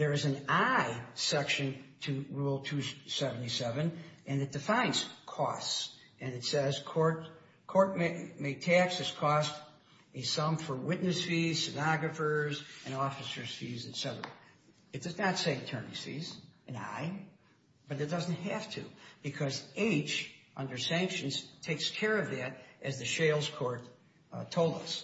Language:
English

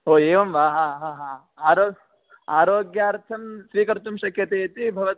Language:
Sanskrit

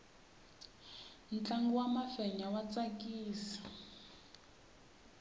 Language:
Tsonga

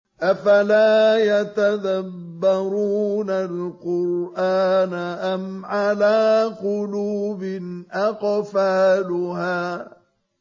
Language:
Arabic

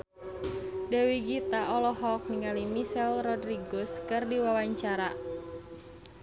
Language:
Sundanese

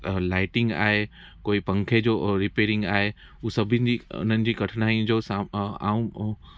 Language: Sindhi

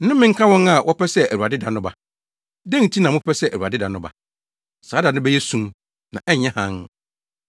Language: Akan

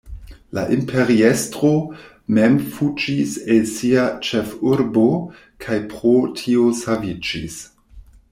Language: Esperanto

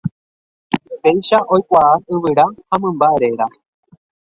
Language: Guarani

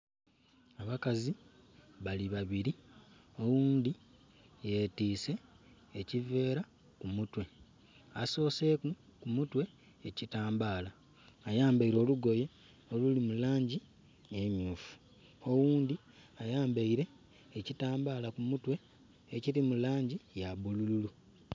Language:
Soga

